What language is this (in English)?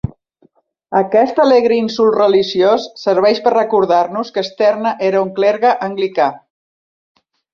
Catalan